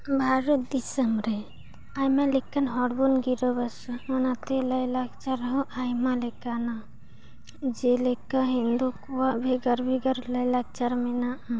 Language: Santali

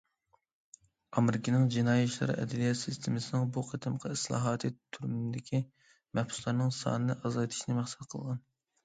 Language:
Uyghur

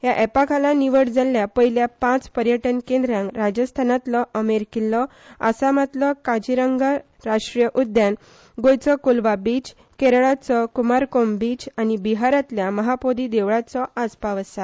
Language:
Konkani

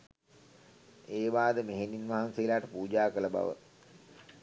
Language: Sinhala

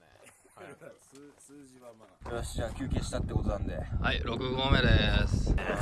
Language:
Japanese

